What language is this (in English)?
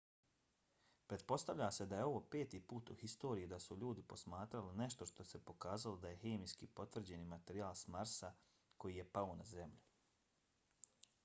Bosnian